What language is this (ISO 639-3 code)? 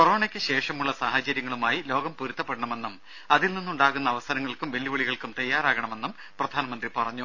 mal